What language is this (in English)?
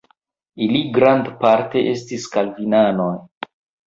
Esperanto